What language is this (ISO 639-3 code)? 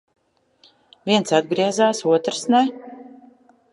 lav